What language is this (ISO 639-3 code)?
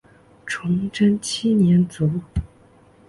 zho